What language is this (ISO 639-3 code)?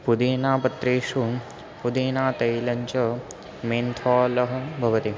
san